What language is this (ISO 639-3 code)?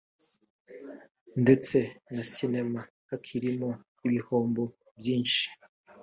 kin